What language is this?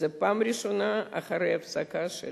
Hebrew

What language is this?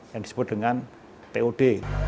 Indonesian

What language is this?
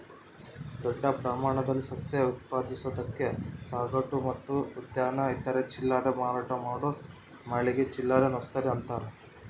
Kannada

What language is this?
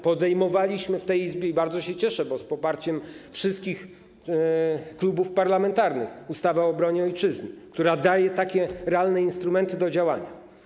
Polish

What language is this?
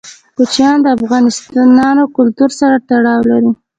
Pashto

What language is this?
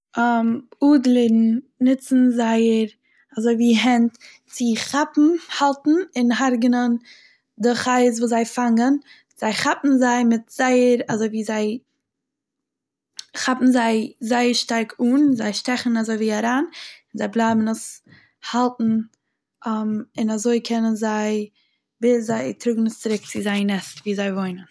Yiddish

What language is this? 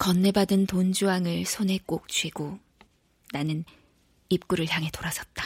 Korean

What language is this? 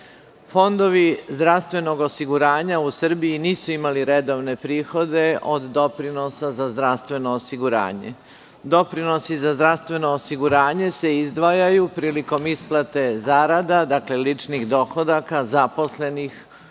Serbian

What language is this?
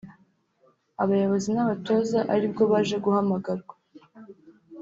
Kinyarwanda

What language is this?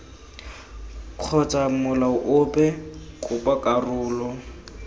Tswana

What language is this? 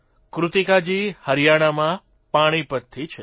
Gujarati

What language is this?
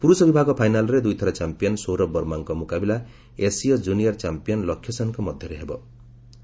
Odia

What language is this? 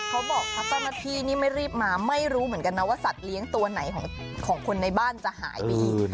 Thai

